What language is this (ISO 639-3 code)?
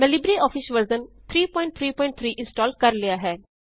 pan